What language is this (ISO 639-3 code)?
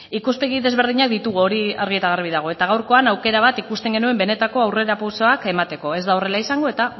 eus